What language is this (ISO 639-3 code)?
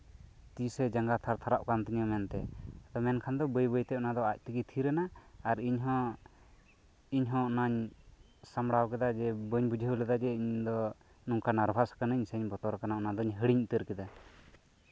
sat